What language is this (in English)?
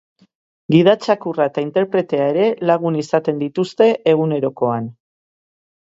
Basque